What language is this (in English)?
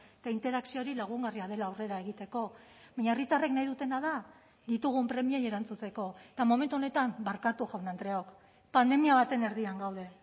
Basque